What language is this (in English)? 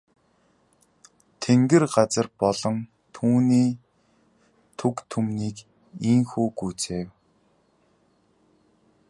Mongolian